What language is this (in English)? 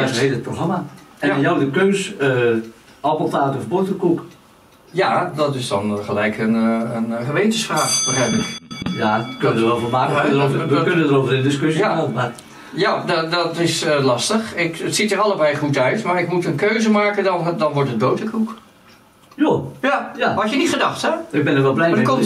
Dutch